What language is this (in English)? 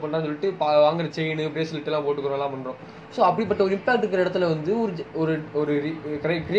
Tamil